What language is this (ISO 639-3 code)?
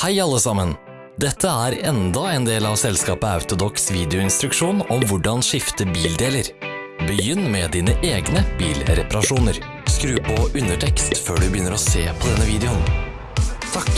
nld